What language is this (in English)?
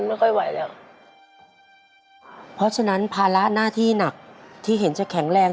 Thai